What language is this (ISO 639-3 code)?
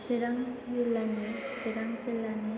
brx